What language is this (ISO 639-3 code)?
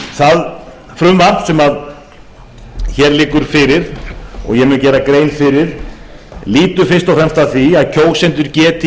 isl